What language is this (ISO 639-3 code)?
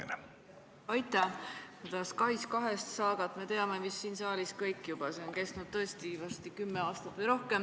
est